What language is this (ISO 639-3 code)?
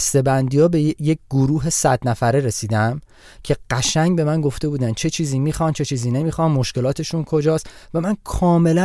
fas